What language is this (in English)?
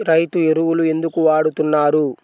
Telugu